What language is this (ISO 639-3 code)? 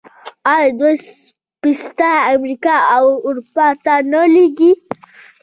pus